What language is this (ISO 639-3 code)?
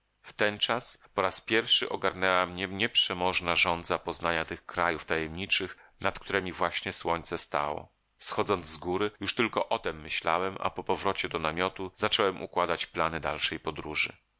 pol